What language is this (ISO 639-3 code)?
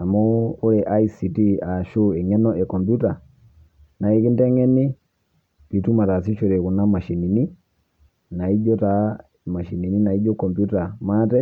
mas